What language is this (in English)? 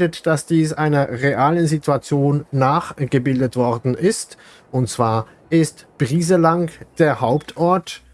German